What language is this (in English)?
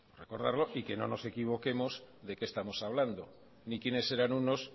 Spanish